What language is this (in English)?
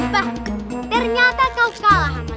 Indonesian